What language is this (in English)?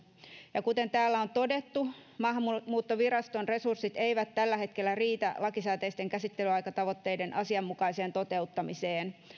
Finnish